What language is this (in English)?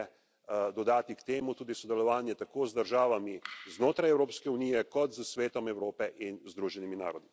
Slovenian